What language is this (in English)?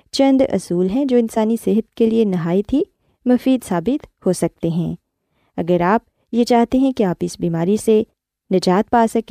Urdu